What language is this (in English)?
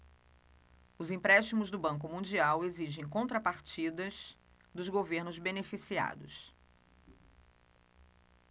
Portuguese